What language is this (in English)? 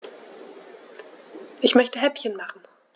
German